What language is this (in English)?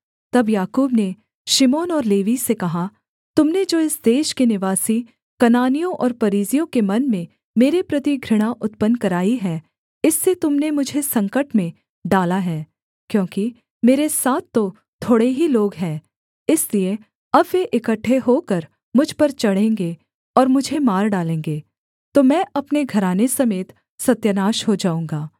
Hindi